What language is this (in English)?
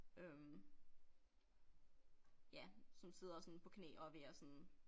Danish